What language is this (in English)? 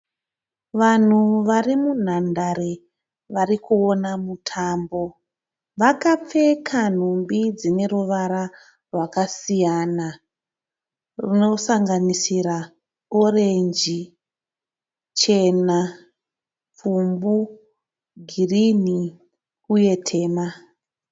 Shona